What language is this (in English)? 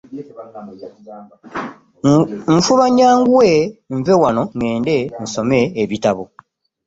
Ganda